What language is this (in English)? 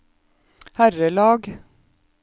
Norwegian